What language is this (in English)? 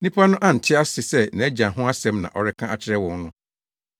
Akan